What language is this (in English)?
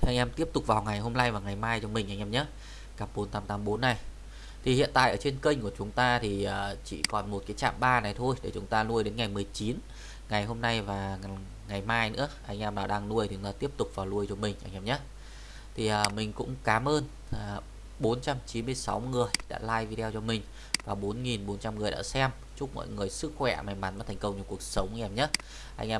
Vietnamese